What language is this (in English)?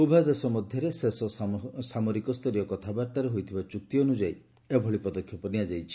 Odia